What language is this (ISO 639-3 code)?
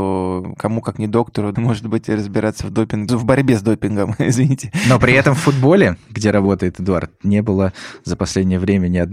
rus